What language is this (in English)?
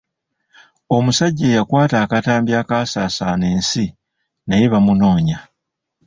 Ganda